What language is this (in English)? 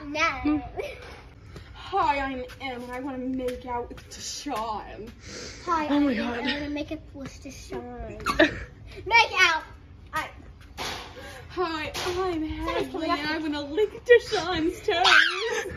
English